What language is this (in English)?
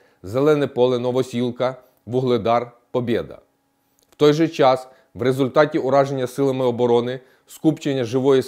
Ukrainian